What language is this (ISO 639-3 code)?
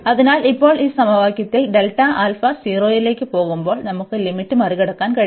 mal